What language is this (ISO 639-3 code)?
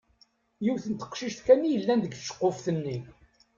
kab